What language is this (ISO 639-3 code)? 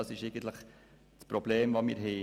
gsw